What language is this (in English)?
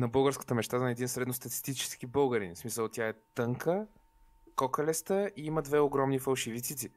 Bulgarian